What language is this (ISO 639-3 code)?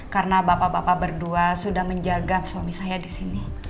ind